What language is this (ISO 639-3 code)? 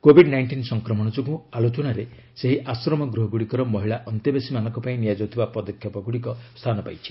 ori